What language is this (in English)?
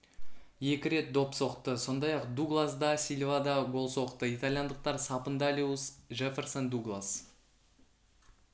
Kazakh